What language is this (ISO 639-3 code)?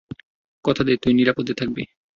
ben